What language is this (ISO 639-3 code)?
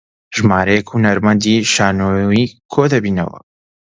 ckb